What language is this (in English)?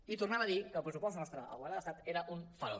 Catalan